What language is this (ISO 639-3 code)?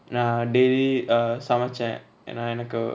eng